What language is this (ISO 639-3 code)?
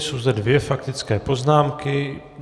ces